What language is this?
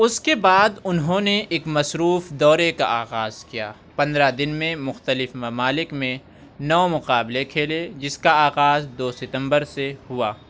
Urdu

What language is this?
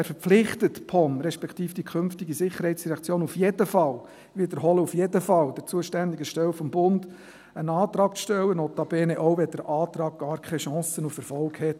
Swiss German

